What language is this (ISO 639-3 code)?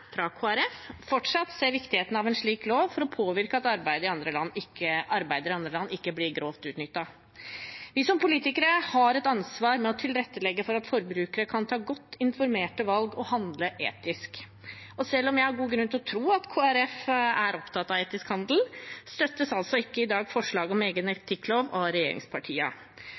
nob